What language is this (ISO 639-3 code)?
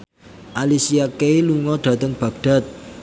jav